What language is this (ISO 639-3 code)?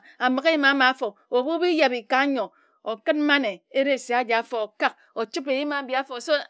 etu